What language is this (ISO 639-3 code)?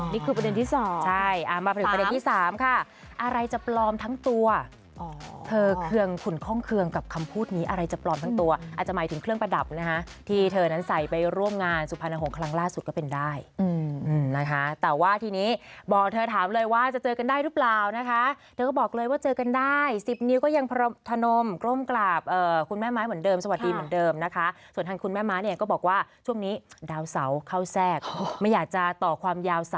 tha